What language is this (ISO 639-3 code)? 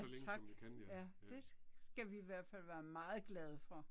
dan